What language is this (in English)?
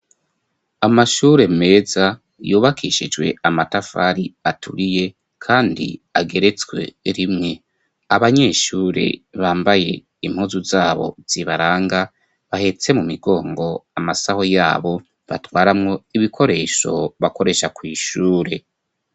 Rundi